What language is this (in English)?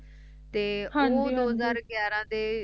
Punjabi